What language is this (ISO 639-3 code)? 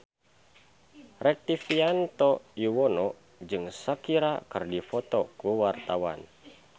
sun